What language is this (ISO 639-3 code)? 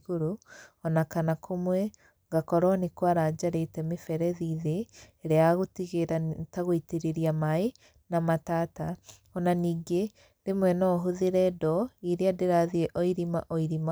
kik